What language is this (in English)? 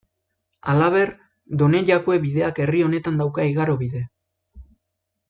Basque